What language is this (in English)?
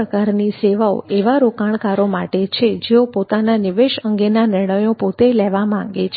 Gujarati